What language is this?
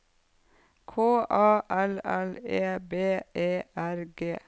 Norwegian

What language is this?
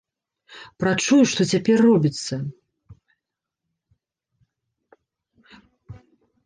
Belarusian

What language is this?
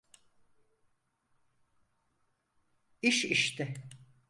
Turkish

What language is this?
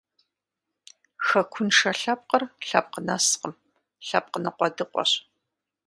Kabardian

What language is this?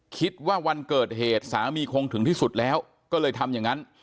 Thai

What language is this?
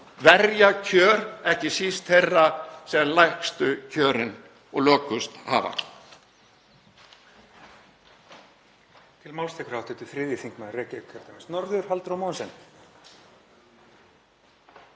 Icelandic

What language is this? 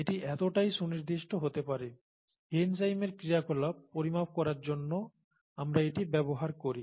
Bangla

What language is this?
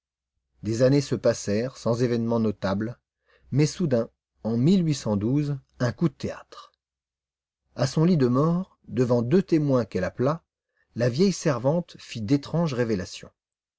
French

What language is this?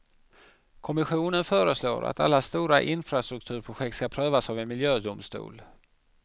Swedish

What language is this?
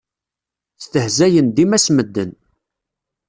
Kabyle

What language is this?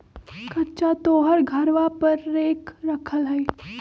Magahi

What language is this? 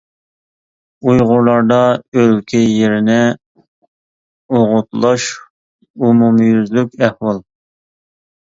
Uyghur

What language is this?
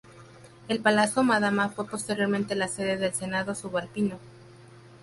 Spanish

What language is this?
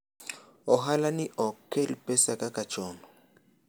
Luo (Kenya and Tanzania)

